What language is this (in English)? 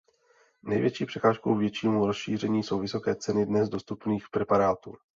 Czech